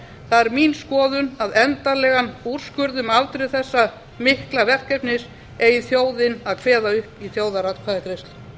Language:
Icelandic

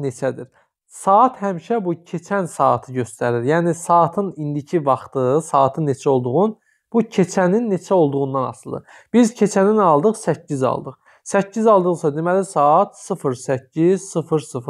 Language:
Turkish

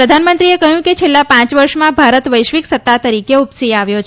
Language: Gujarati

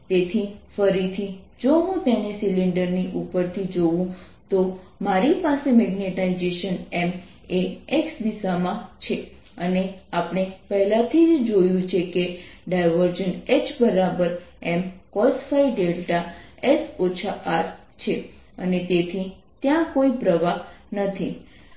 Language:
Gujarati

